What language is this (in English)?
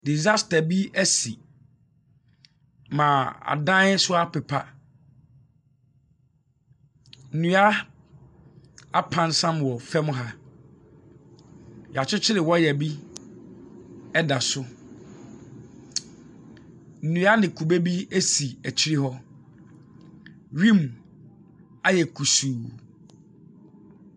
Akan